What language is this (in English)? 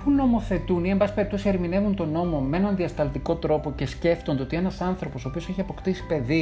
Greek